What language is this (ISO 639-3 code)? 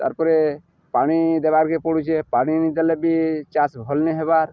ori